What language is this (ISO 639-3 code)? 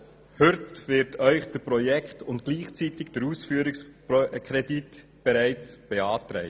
gsw